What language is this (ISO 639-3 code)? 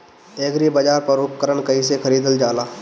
bho